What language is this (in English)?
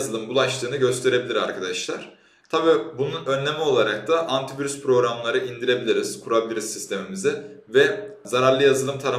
Turkish